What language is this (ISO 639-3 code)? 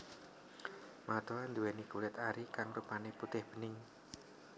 jav